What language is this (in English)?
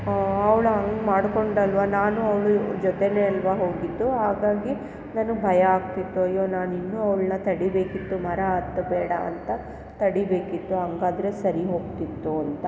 Kannada